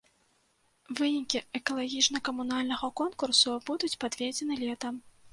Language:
Belarusian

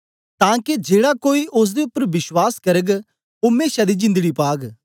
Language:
Dogri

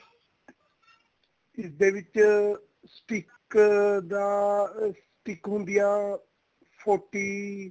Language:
Punjabi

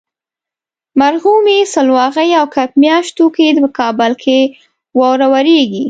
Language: Pashto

